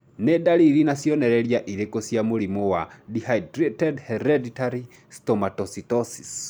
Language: Kikuyu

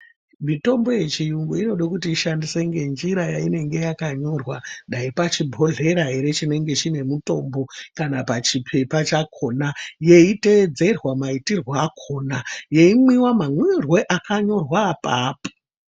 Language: Ndau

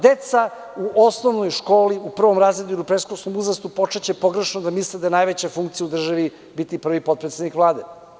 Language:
Serbian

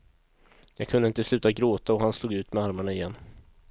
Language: Swedish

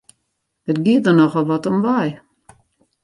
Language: Western Frisian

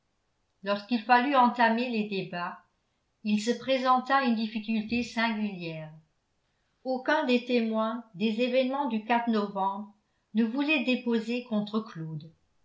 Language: French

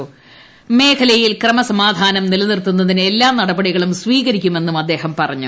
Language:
Malayalam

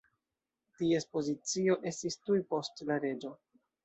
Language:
Esperanto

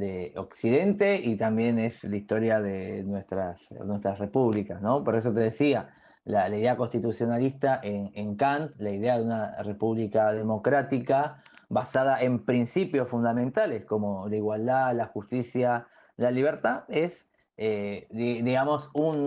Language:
Spanish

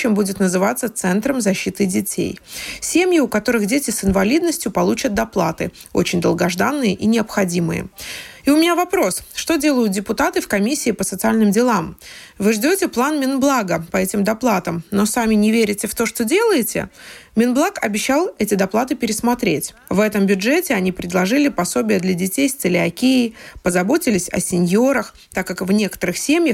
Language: Russian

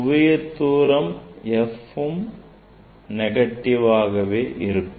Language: Tamil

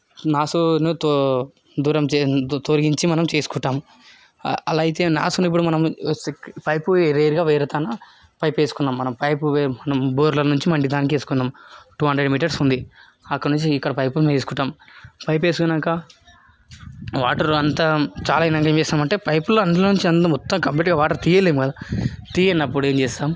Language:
Telugu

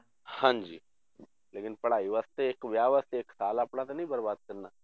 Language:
Punjabi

